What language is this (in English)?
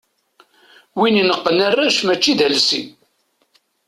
Kabyle